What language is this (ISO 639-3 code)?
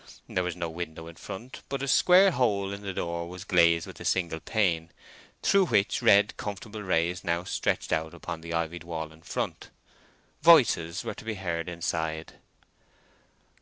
eng